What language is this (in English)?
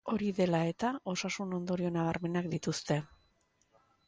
Basque